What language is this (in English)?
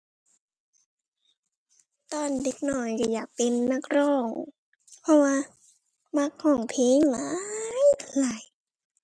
Thai